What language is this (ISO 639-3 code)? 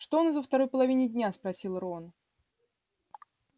rus